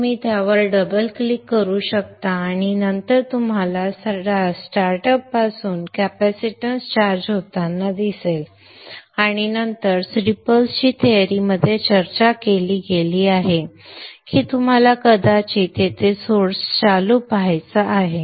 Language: Marathi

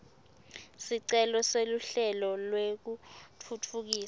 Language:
Swati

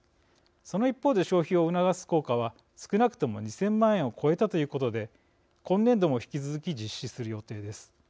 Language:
Japanese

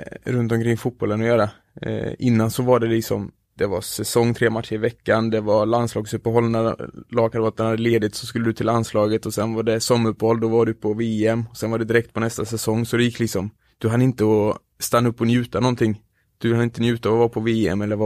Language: Swedish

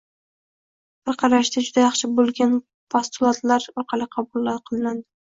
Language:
Uzbek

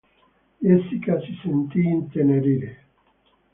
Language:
Italian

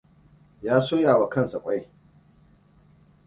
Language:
Hausa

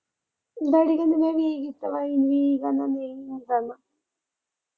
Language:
Punjabi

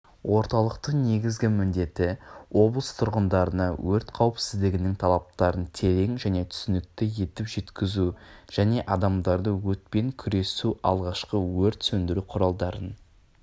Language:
Kazakh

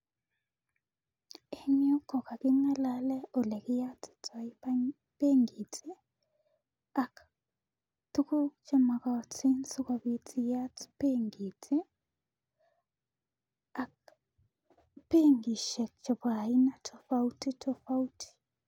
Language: Kalenjin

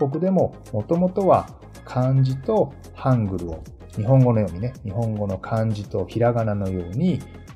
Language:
Japanese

